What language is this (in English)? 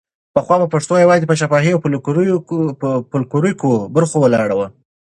Pashto